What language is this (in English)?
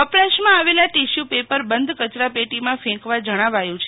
Gujarati